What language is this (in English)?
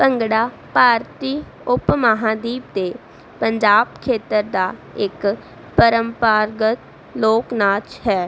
Punjabi